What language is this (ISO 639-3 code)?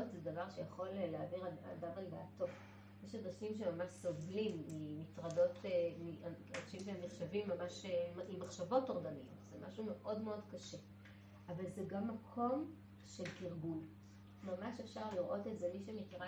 heb